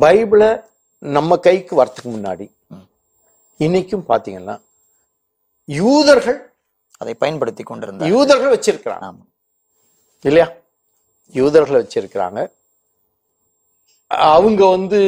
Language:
Tamil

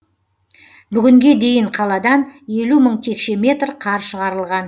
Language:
Kazakh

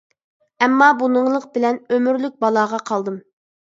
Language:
Uyghur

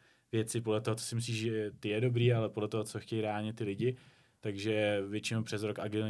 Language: Czech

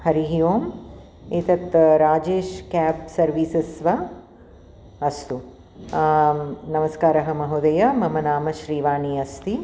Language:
Sanskrit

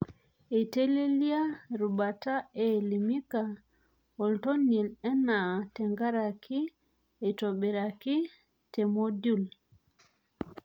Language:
Masai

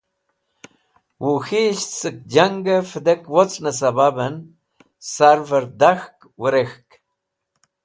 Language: Wakhi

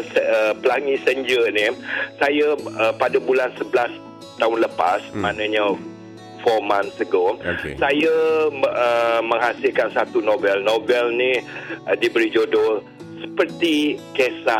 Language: Malay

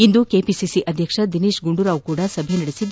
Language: Kannada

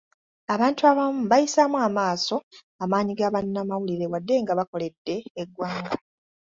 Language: Ganda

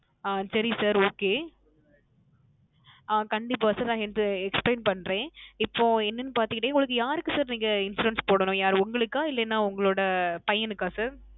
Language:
Tamil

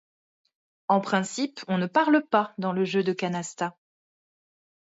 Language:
French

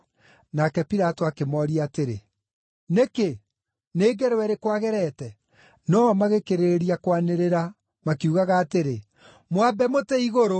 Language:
Kikuyu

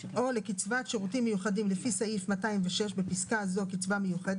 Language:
Hebrew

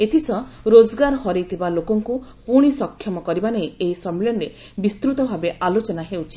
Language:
Odia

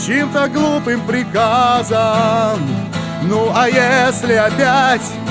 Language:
Russian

